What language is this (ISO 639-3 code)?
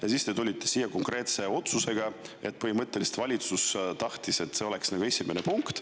est